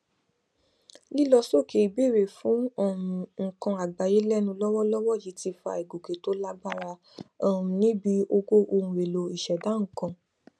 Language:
Yoruba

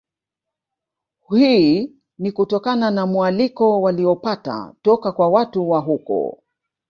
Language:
Swahili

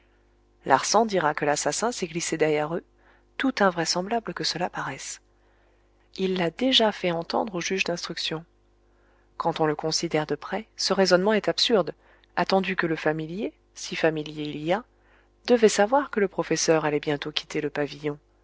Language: French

